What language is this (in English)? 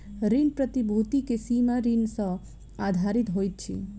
Maithili